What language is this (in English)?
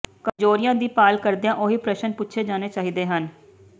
Punjabi